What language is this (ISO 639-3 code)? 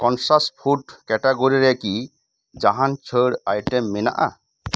sat